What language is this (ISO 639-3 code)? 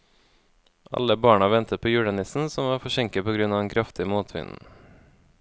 nor